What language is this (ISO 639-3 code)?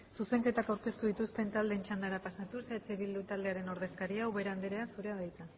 eus